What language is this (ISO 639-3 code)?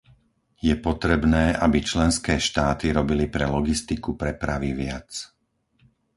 slk